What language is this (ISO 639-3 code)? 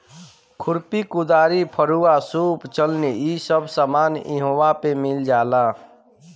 bho